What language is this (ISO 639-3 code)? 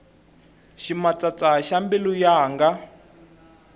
tso